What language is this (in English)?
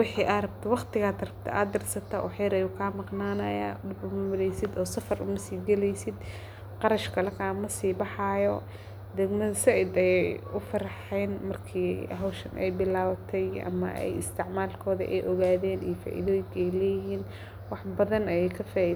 Somali